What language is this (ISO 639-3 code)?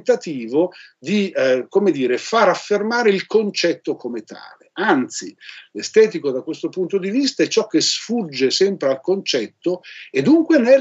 ita